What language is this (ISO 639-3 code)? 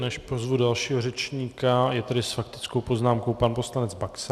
ces